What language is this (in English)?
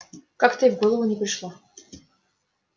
Russian